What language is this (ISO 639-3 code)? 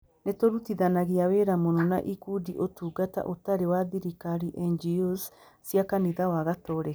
kik